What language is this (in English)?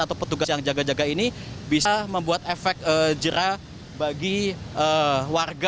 Indonesian